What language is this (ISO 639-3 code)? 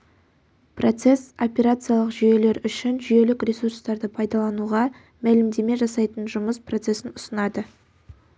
kaz